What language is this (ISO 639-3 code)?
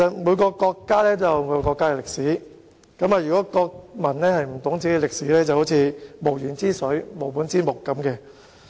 yue